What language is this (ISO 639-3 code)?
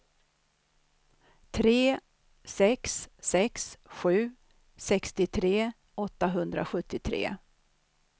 swe